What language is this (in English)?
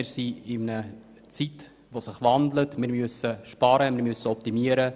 Swiss German